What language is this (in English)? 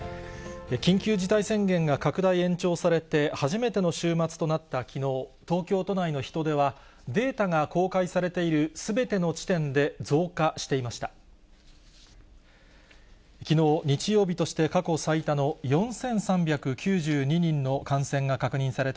Japanese